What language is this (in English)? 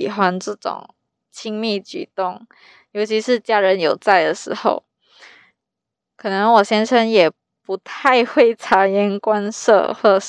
Chinese